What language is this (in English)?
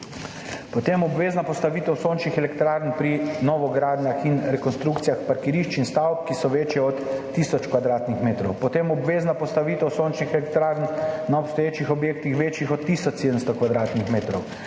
Slovenian